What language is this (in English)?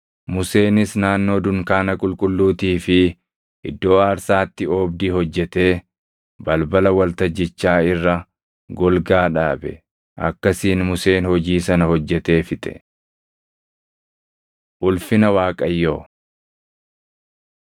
Oromo